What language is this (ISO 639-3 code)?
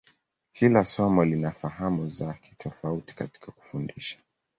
swa